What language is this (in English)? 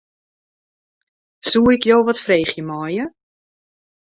Western Frisian